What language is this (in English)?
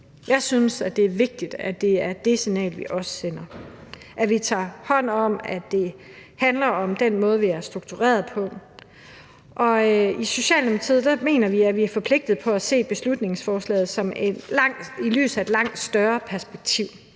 Danish